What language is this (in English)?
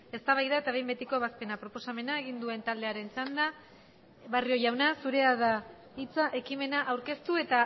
Basque